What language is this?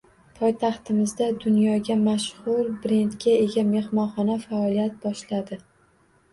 Uzbek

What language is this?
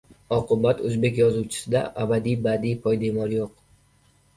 Uzbek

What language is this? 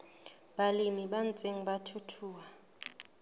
Southern Sotho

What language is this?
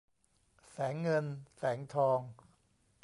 Thai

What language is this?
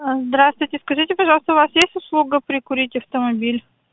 Russian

